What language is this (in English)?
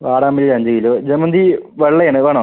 Malayalam